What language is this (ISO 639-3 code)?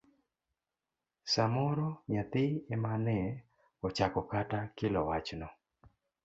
luo